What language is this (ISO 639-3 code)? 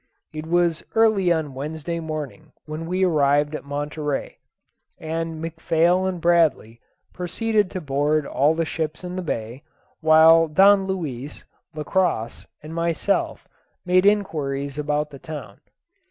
eng